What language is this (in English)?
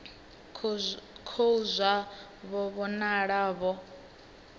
Venda